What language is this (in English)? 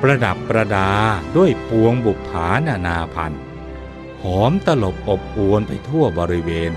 Thai